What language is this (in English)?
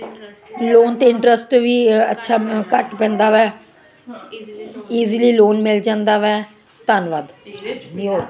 Punjabi